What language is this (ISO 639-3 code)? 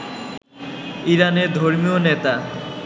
ben